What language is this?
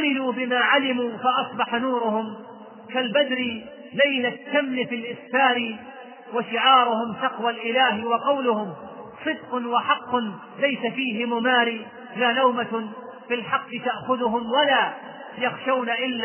Arabic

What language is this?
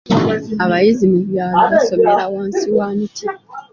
Ganda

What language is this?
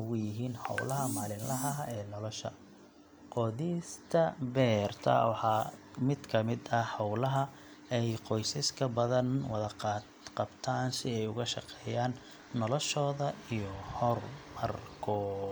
Somali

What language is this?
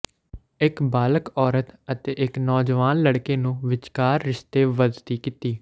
Punjabi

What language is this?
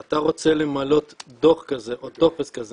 Hebrew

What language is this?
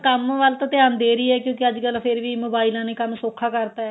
Punjabi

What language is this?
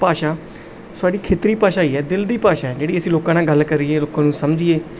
Punjabi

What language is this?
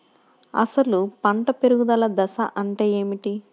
Telugu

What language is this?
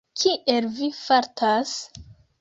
Esperanto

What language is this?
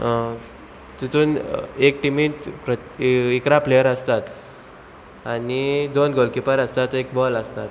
Konkani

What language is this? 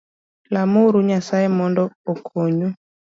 Luo (Kenya and Tanzania)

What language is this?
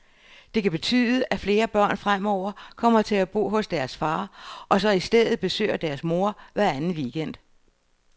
Danish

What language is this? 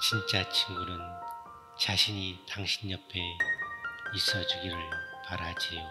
Korean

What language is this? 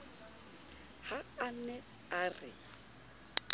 Southern Sotho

